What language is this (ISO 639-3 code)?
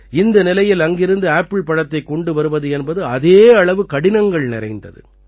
tam